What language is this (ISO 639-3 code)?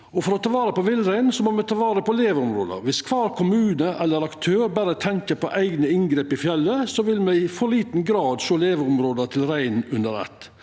nor